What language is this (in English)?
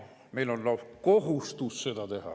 Estonian